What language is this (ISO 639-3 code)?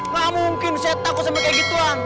ind